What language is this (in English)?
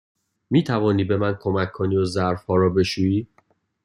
Persian